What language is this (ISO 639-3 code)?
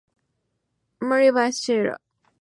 spa